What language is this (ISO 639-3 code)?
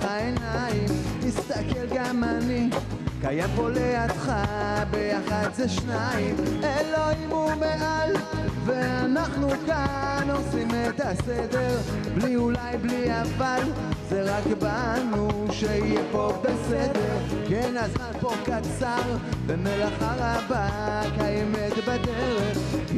heb